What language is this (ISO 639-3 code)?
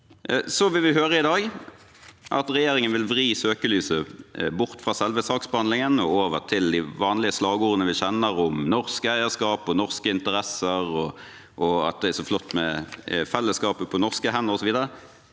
nor